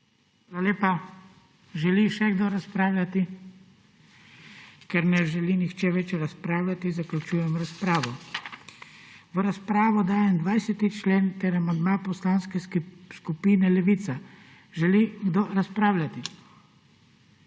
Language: Slovenian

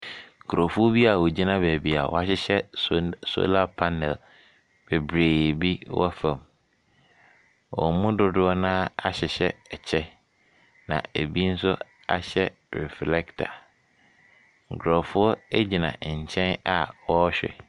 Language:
Akan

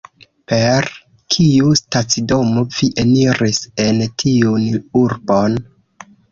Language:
Esperanto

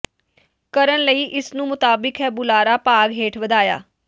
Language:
Punjabi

